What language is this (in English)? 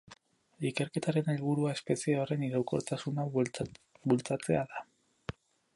Basque